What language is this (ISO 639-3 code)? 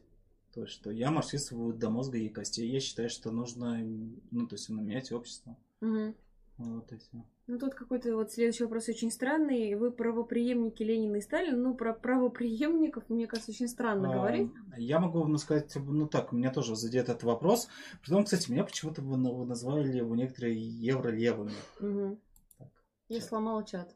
rus